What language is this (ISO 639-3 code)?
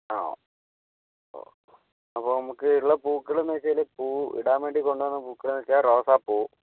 mal